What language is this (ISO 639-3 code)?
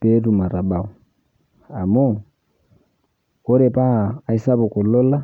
mas